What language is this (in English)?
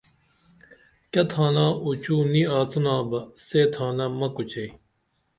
Dameli